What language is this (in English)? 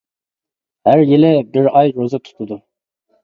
Uyghur